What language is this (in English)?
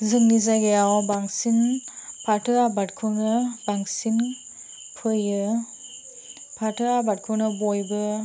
Bodo